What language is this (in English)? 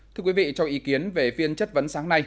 Vietnamese